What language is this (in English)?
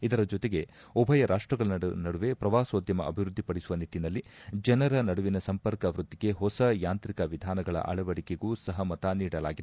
Kannada